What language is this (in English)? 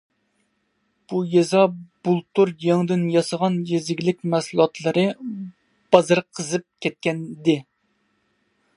Uyghur